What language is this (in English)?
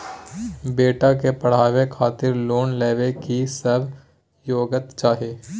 Maithili